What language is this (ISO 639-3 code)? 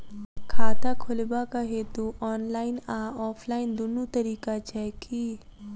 mai